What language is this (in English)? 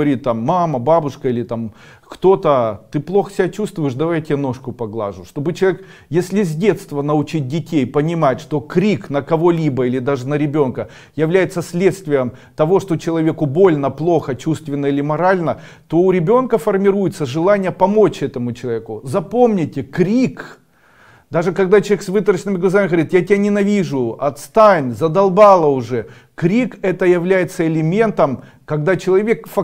Russian